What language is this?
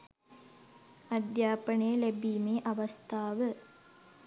Sinhala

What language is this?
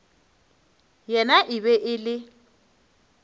Northern Sotho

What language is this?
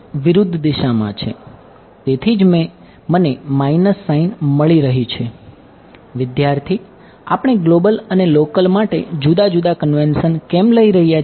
Gujarati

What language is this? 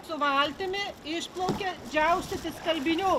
Lithuanian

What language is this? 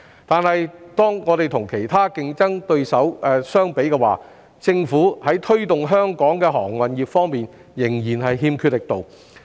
Cantonese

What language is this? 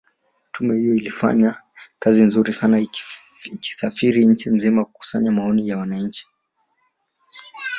Swahili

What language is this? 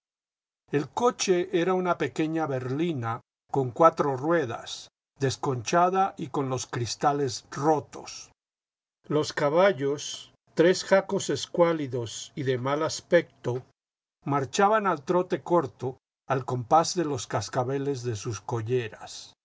Spanish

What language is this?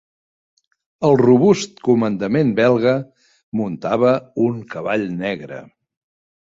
Catalan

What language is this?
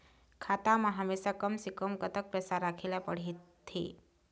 Chhattisgarhi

